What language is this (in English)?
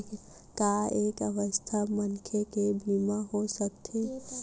Chhattisgarhi